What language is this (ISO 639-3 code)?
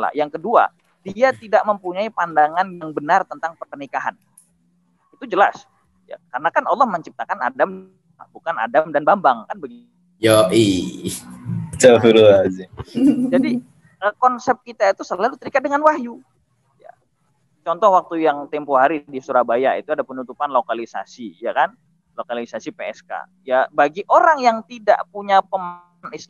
ind